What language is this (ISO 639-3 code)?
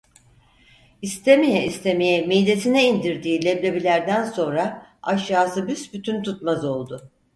tur